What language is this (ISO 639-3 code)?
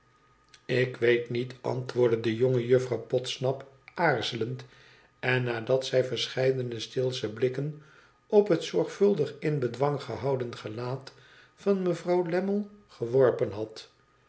nld